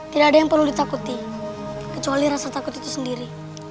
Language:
Indonesian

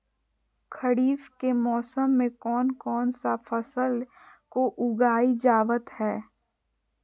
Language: Magahi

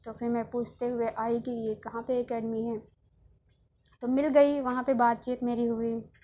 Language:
Urdu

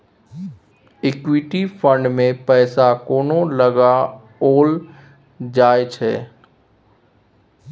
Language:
Maithili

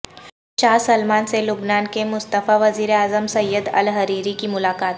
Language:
Urdu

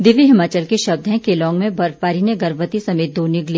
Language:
Hindi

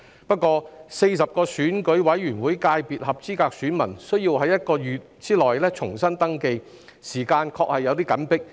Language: Cantonese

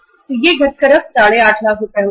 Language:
Hindi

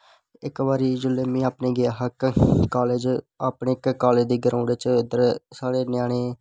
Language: Dogri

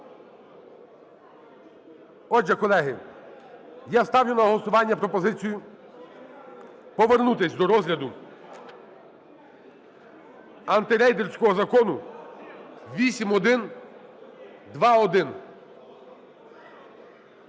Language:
Ukrainian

